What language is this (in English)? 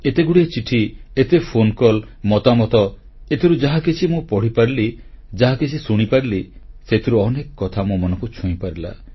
Odia